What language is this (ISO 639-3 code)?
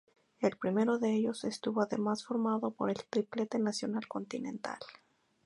spa